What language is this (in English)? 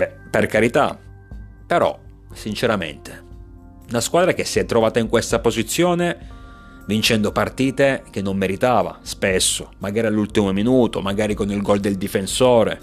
Italian